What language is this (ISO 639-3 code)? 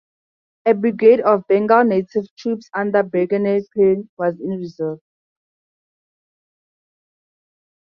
eng